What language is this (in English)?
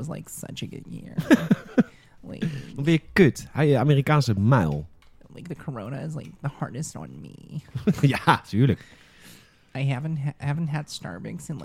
Dutch